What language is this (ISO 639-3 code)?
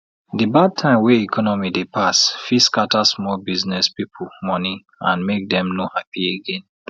pcm